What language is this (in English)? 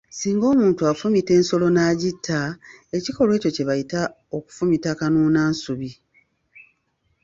Ganda